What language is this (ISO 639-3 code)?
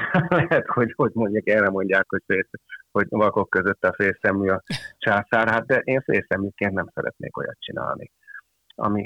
hun